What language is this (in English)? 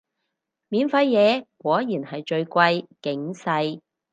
Cantonese